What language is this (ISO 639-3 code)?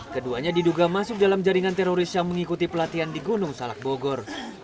ind